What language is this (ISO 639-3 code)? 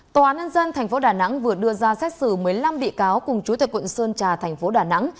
vie